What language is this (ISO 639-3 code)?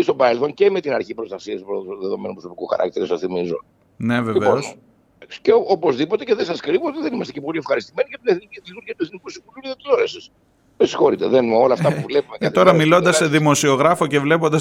ell